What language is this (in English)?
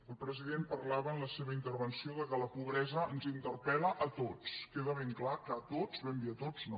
Catalan